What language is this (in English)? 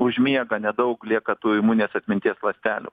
Lithuanian